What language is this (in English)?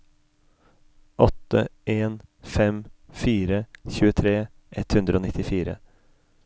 Norwegian